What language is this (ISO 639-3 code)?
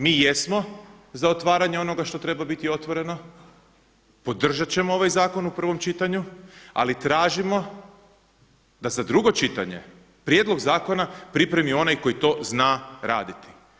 hrv